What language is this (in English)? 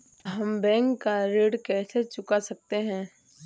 Hindi